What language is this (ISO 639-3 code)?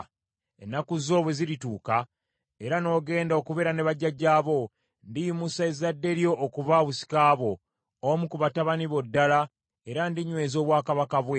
lug